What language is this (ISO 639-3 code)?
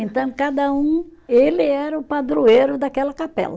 por